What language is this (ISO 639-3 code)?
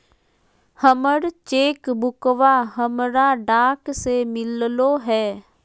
mag